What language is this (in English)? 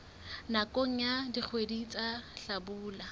Southern Sotho